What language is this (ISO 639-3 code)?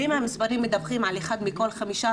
heb